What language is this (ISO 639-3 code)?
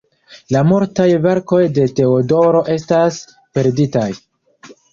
epo